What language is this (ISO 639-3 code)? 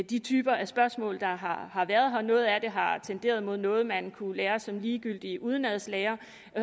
dan